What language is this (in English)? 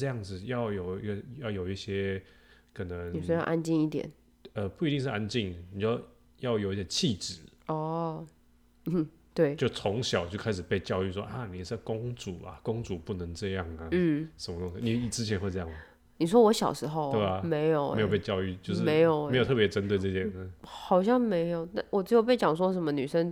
Chinese